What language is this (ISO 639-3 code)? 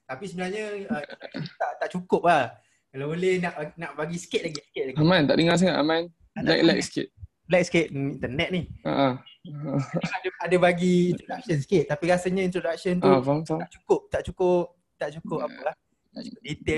msa